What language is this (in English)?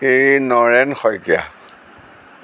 Assamese